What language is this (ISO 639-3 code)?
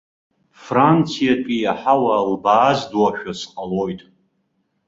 abk